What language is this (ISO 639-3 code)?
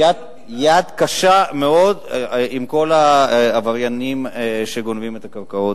heb